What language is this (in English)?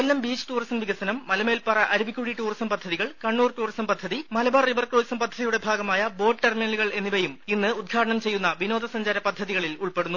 Malayalam